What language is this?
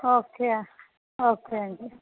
Telugu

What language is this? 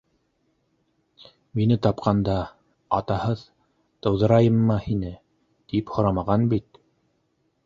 Bashkir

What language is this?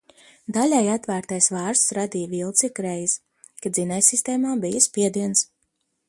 Latvian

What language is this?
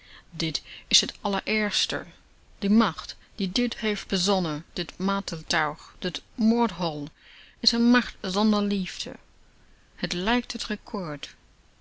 Dutch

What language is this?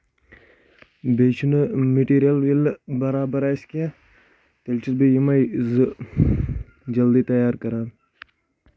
Kashmiri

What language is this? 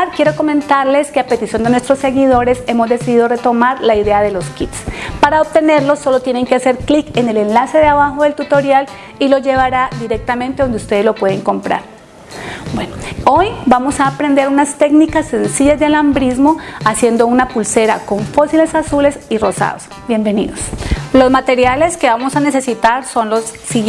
Spanish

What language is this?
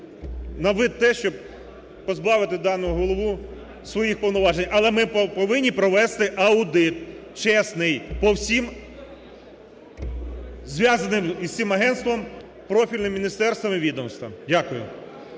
Ukrainian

